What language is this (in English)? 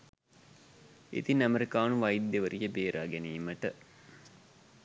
Sinhala